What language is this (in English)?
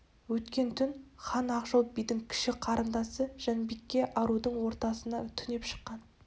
Kazakh